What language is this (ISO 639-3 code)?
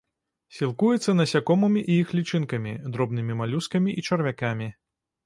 bel